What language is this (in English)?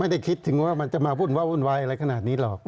Thai